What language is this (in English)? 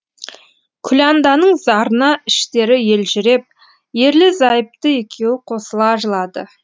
Kazakh